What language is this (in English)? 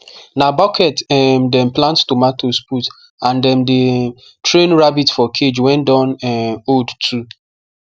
Nigerian Pidgin